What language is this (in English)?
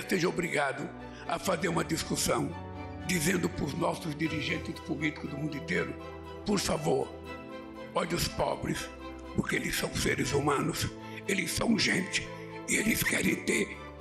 Portuguese